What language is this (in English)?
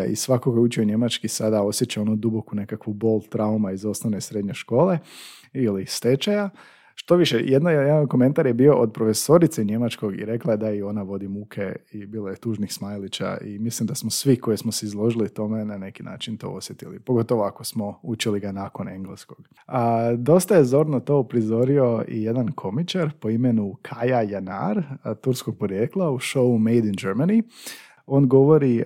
Croatian